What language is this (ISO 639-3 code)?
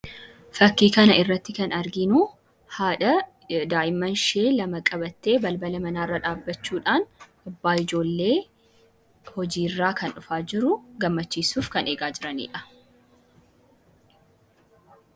orm